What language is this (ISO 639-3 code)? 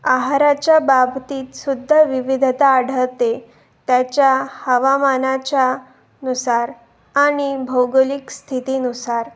mar